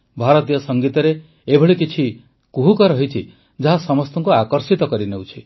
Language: Odia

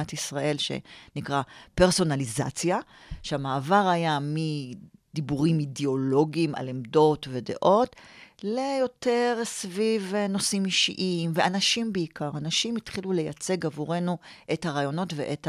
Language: Hebrew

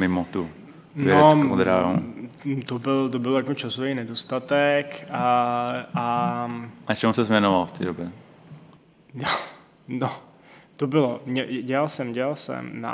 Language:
Czech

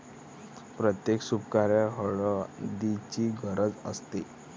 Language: Marathi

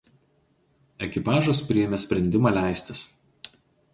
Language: Lithuanian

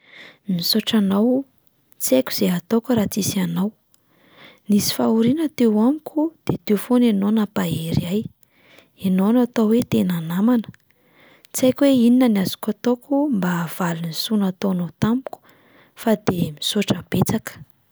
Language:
Malagasy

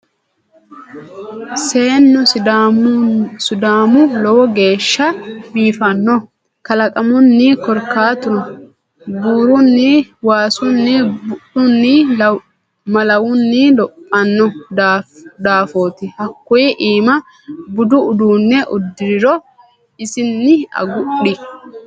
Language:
Sidamo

